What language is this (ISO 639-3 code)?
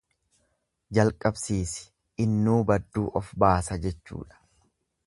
orm